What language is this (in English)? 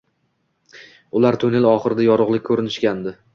Uzbek